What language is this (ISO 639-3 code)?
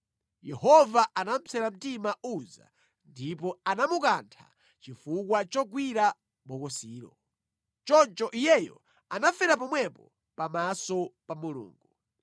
nya